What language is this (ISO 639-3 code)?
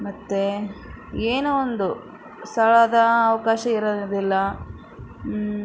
kan